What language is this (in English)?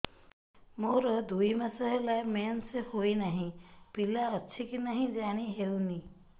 Odia